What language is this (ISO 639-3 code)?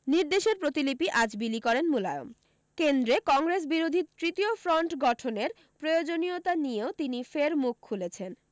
ben